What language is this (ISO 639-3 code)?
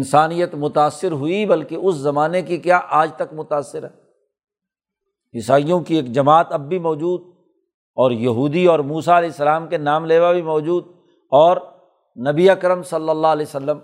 urd